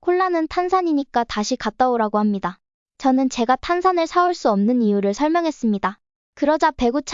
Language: Korean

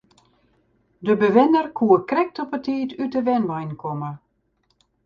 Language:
Western Frisian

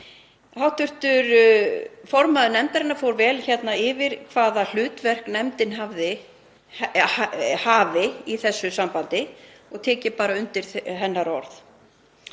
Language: Icelandic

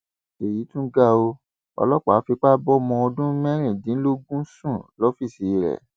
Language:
Yoruba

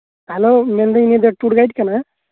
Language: Santali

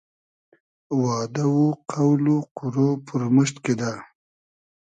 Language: Hazaragi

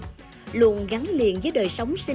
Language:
Vietnamese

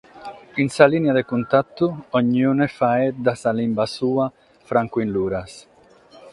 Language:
Sardinian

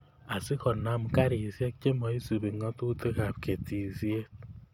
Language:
Kalenjin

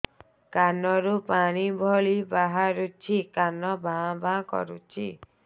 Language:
Odia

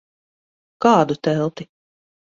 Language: Latvian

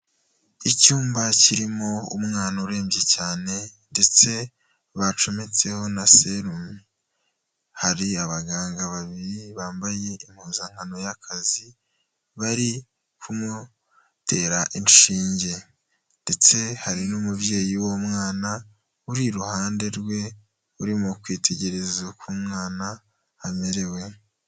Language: Kinyarwanda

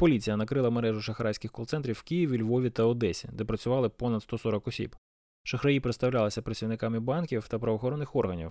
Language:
Ukrainian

